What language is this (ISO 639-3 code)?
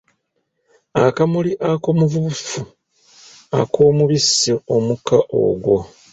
lug